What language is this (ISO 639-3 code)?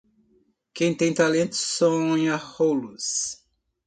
por